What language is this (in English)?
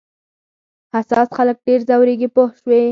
Pashto